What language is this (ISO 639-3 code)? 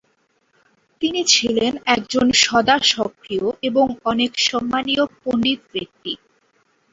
ben